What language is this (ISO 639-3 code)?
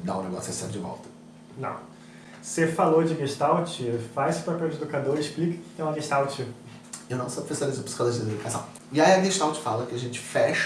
por